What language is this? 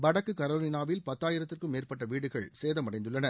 Tamil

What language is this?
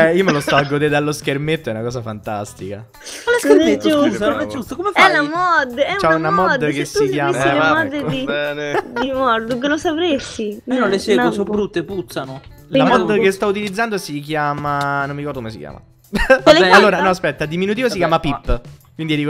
Italian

